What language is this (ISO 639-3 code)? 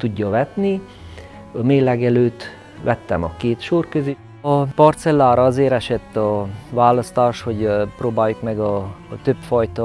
hun